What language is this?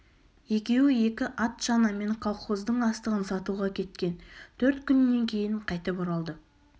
Kazakh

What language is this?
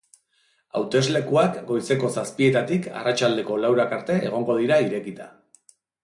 Basque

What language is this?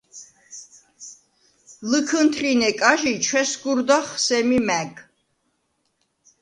Svan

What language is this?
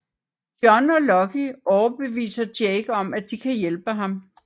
Danish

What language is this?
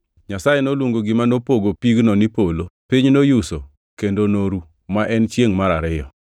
Luo (Kenya and Tanzania)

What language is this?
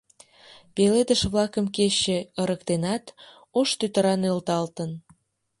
Mari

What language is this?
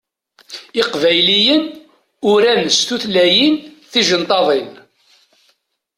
Kabyle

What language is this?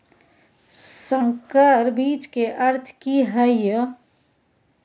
Maithili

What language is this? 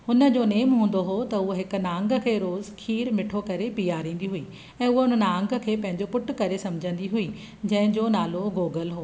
Sindhi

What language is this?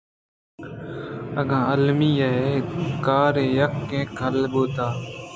Eastern Balochi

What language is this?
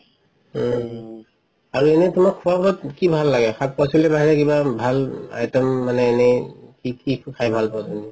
Assamese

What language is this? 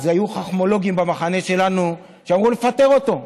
Hebrew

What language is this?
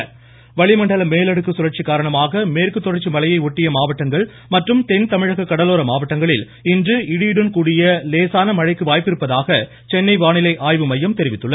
Tamil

